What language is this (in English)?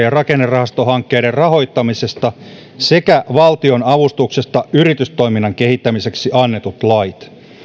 Finnish